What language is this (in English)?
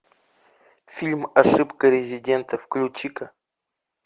Russian